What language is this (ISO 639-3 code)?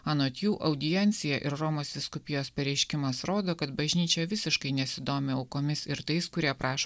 lit